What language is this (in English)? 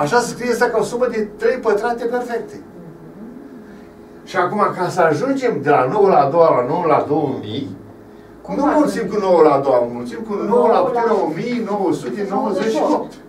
Romanian